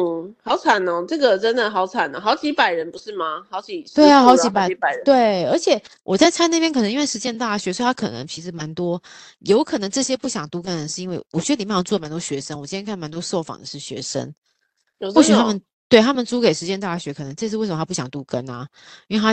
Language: Chinese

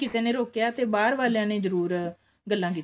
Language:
Punjabi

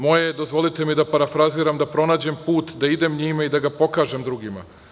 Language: Serbian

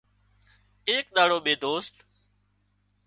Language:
Wadiyara Koli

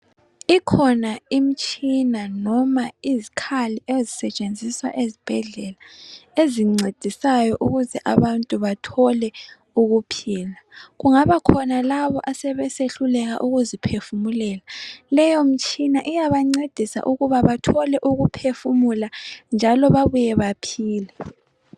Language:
North Ndebele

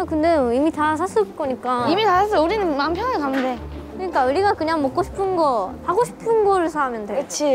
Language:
Korean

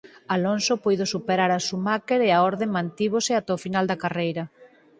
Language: Galician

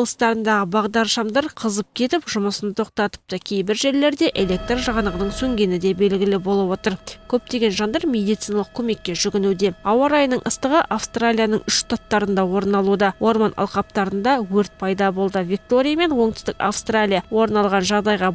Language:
Russian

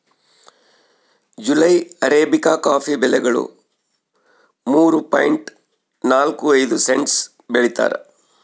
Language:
Kannada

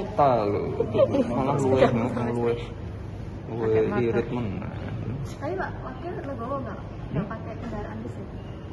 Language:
Indonesian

